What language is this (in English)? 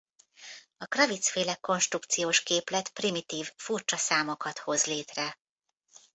Hungarian